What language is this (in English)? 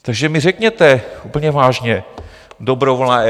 Czech